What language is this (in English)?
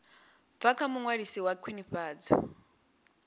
Venda